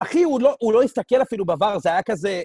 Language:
Hebrew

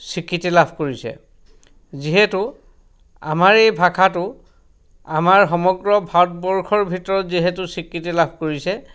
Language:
Assamese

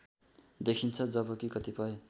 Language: Nepali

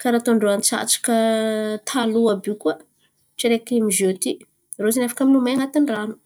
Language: Antankarana Malagasy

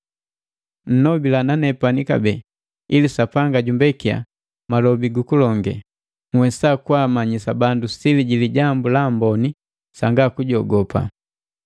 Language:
Matengo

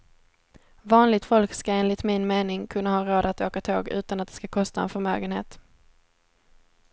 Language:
Swedish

